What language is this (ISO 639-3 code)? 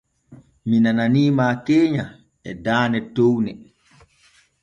fue